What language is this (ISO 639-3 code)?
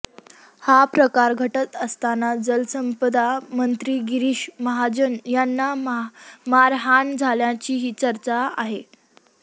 mar